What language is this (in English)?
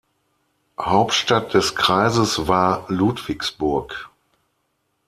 German